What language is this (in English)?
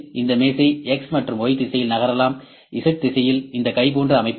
Tamil